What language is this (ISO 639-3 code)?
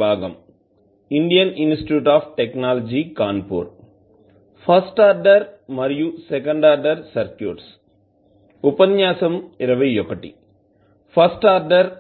tel